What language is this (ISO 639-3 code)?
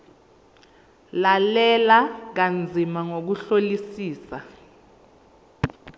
zul